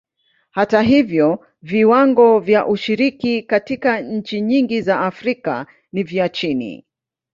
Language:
Swahili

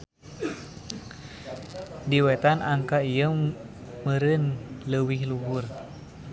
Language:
Sundanese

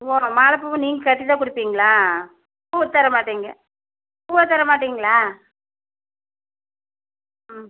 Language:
Tamil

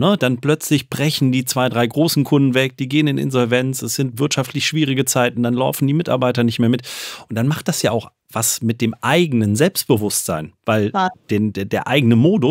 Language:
German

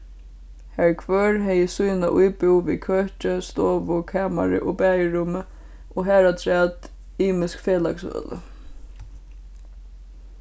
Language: Faroese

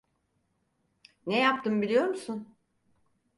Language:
Turkish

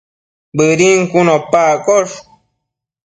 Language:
Matsés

